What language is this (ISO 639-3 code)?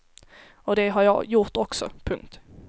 swe